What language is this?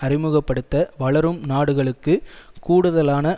Tamil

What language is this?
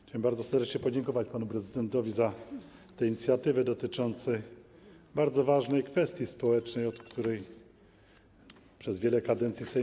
Polish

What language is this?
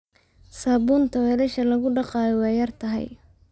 Somali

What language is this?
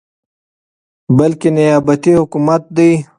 Pashto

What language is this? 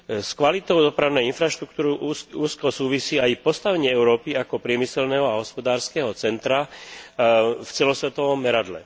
Slovak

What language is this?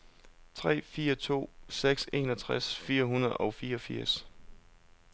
Danish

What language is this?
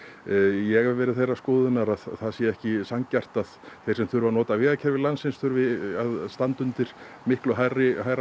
Icelandic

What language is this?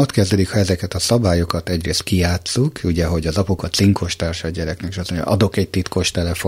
Hungarian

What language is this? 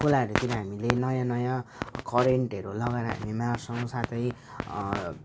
Nepali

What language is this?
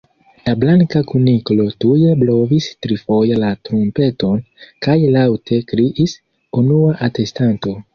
Esperanto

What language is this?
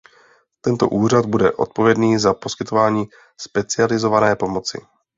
Czech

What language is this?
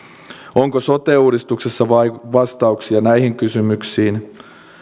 Finnish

